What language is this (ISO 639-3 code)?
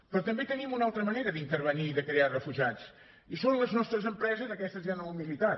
cat